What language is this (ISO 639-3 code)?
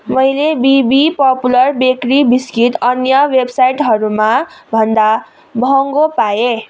nep